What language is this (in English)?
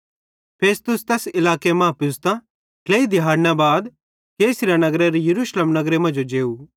Bhadrawahi